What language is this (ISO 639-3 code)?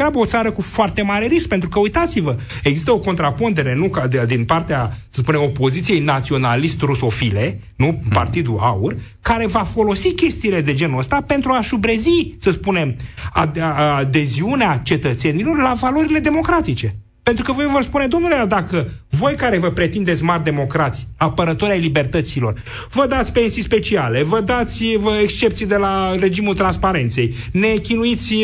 ron